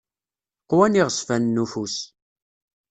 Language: Kabyle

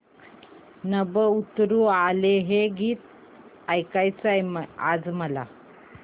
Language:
Marathi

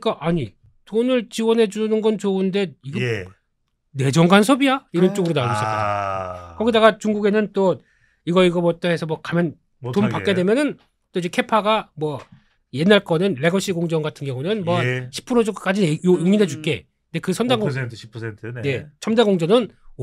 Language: Korean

